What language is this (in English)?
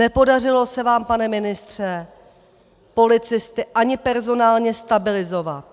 Czech